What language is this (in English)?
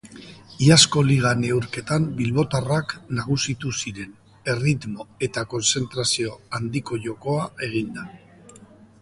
Basque